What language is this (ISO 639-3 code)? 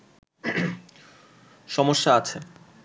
ben